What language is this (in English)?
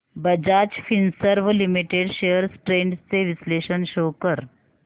Marathi